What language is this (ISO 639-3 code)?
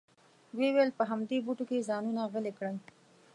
pus